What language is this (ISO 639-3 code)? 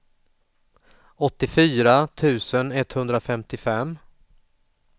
swe